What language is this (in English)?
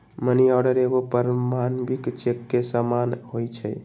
Magahi